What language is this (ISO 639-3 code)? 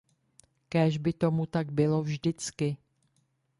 ces